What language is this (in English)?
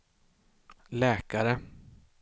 Swedish